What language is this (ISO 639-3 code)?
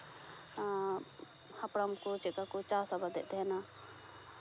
sat